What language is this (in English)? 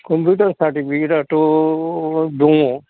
Bodo